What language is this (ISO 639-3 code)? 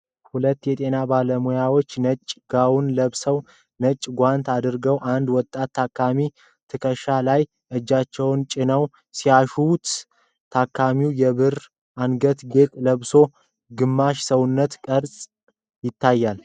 amh